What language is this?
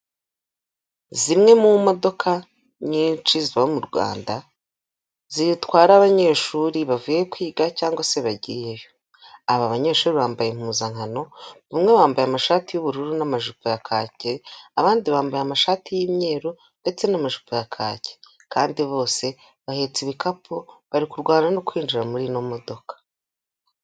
Kinyarwanda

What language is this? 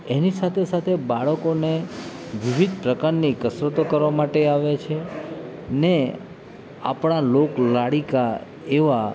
Gujarati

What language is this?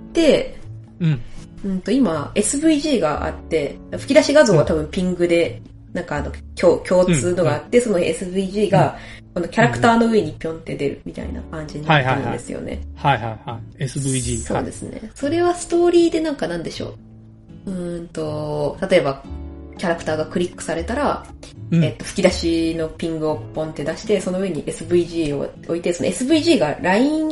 Japanese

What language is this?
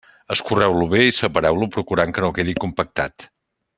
Catalan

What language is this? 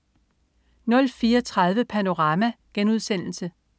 Danish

